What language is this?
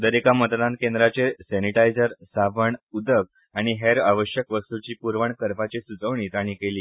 Konkani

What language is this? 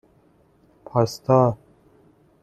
Persian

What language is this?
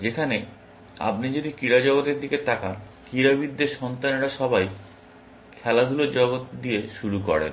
Bangla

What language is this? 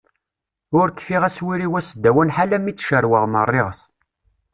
Kabyle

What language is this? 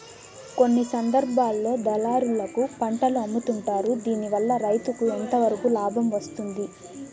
Telugu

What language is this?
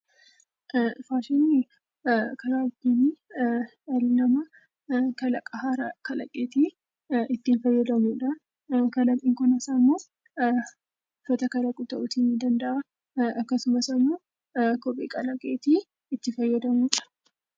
Oromo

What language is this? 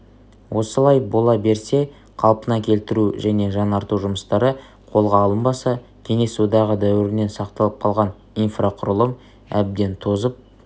Kazakh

